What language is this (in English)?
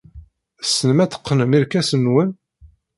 Kabyle